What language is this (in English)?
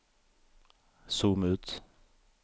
Norwegian